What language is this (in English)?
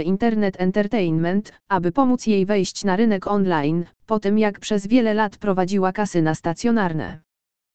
Polish